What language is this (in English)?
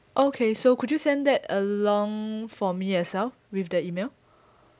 English